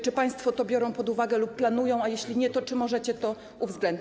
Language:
Polish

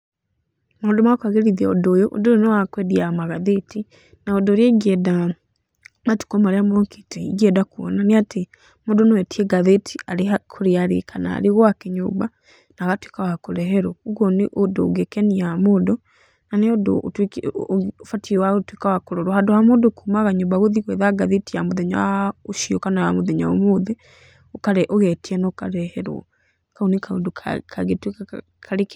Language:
Kikuyu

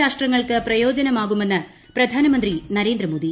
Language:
Malayalam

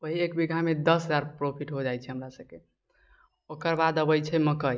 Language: Maithili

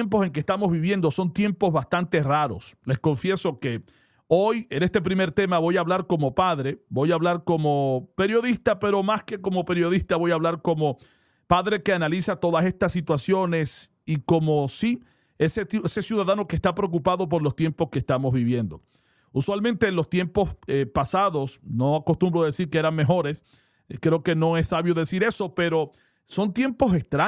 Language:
Spanish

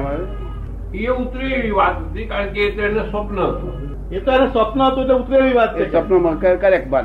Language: Gujarati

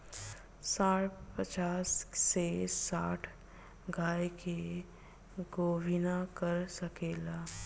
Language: Bhojpuri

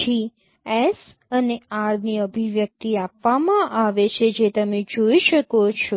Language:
Gujarati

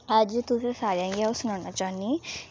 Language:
Dogri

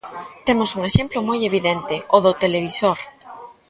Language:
Galician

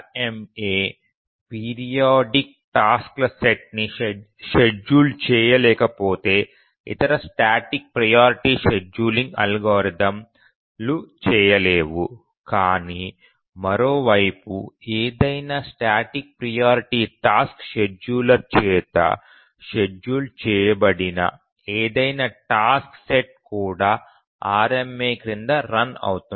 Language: Telugu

